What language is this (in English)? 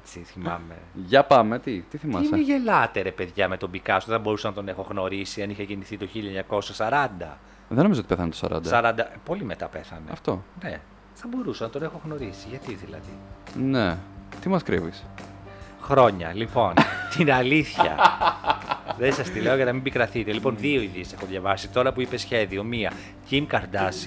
Greek